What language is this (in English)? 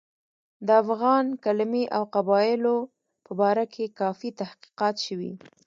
Pashto